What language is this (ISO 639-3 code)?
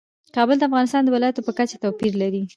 pus